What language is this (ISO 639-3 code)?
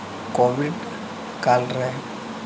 sat